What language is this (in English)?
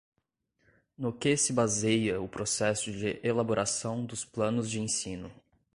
Portuguese